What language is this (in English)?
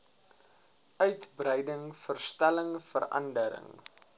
Afrikaans